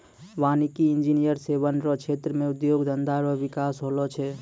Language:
Maithili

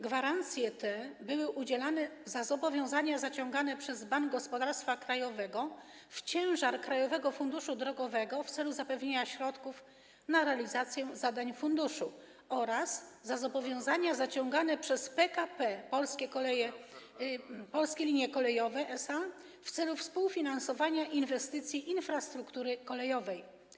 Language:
Polish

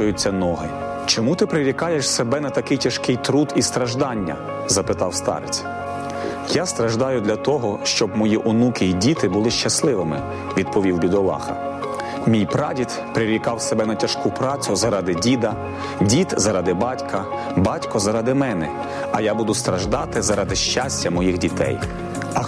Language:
Ukrainian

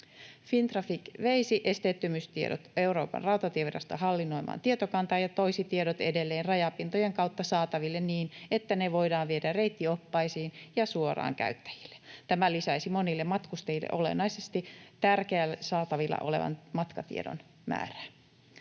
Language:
Finnish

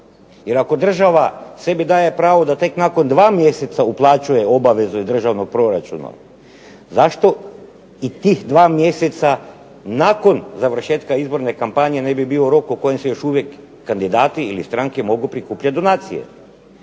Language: Croatian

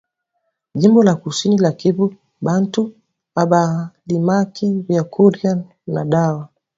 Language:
Swahili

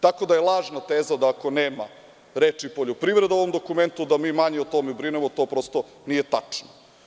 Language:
Serbian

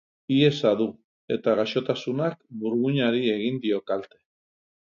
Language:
Basque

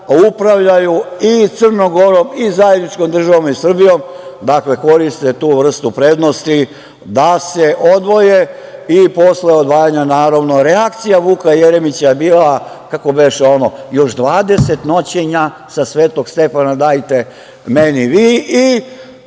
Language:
Serbian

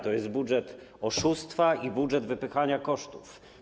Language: Polish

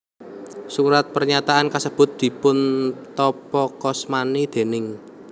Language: Javanese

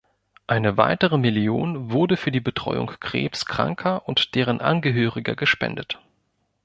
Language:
German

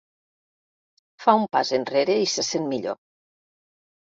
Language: Catalan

